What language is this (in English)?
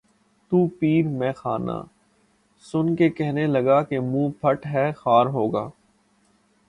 Urdu